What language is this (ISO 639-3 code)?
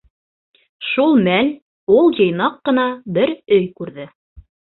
bak